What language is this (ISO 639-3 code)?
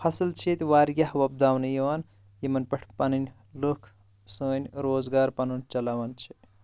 kas